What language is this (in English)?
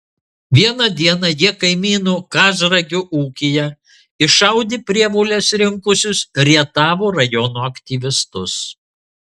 Lithuanian